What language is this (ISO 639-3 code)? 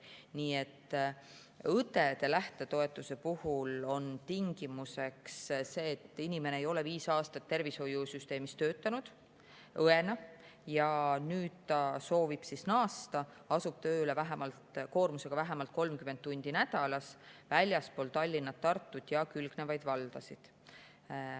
est